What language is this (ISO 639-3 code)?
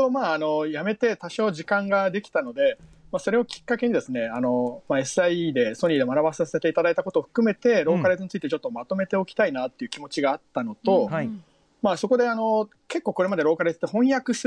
jpn